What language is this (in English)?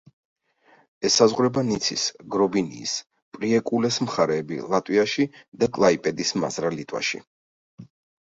Georgian